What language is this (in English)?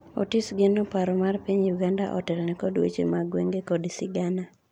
Luo (Kenya and Tanzania)